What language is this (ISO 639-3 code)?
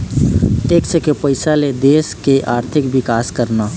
hne